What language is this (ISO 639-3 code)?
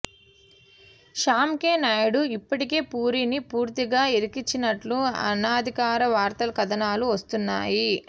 tel